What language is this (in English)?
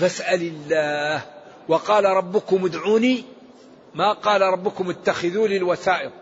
Arabic